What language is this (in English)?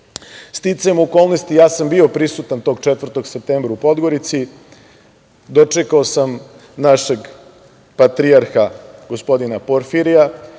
Serbian